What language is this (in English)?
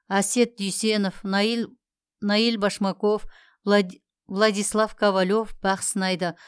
Kazakh